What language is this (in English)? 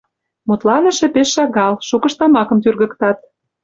Mari